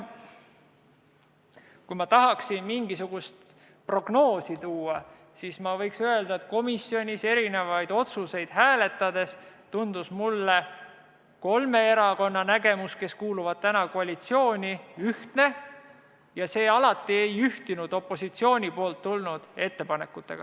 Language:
Estonian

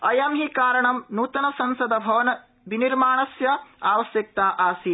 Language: Sanskrit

